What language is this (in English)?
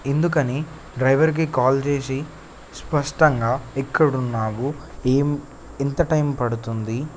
Telugu